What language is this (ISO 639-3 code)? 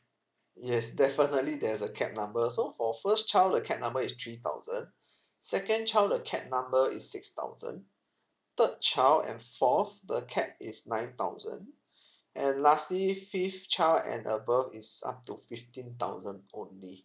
eng